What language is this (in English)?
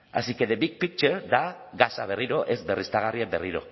Basque